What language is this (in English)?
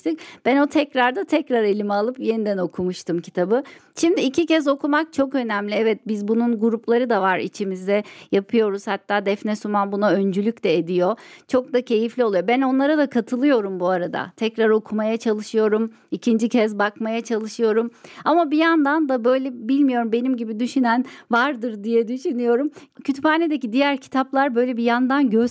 Turkish